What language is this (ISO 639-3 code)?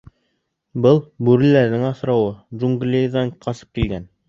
bak